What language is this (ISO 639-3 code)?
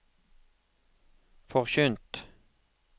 nor